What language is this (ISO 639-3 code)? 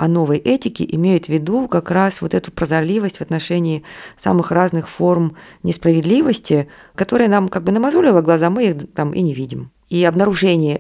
rus